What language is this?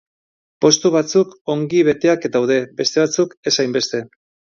Basque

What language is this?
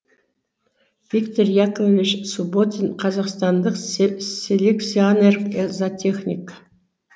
Kazakh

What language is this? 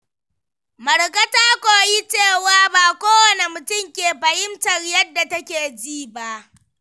Hausa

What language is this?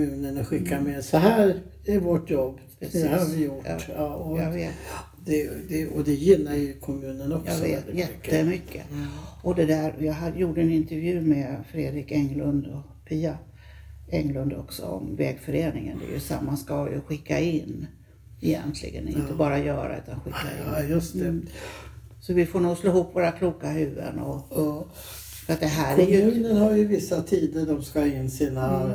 Swedish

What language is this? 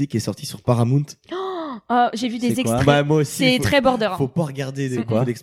French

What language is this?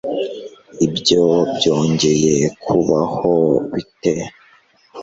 Kinyarwanda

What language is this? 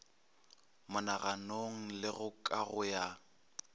Northern Sotho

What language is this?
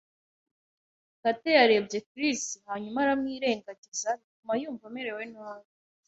Kinyarwanda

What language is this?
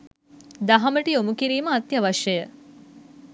Sinhala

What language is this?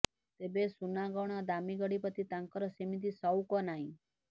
Odia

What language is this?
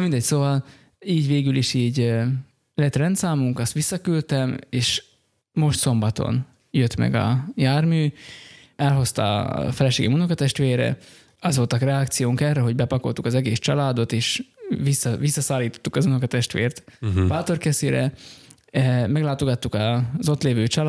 Hungarian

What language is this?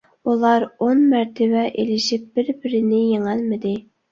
Uyghur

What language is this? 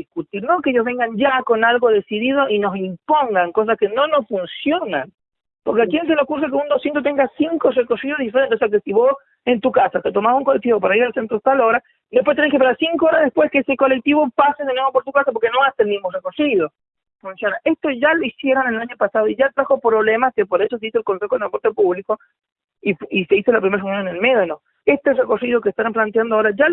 Spanish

